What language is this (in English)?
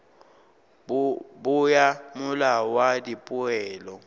Northern Sotho